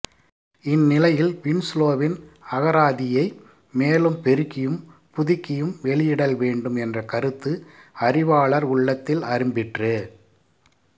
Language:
Tamil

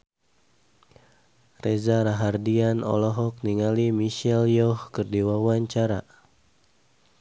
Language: Sundanese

